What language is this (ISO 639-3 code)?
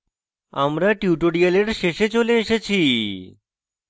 ben